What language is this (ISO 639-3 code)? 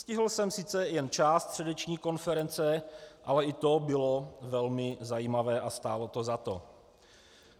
ces